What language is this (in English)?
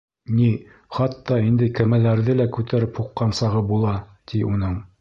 Bashkir